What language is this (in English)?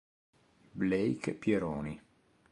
Italian